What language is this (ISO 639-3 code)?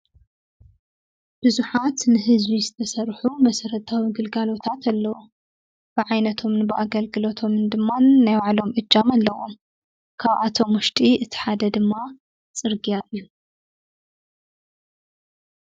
tir